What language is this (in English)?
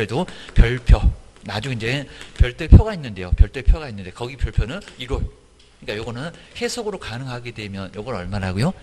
Korean